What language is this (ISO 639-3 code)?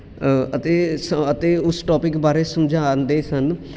pan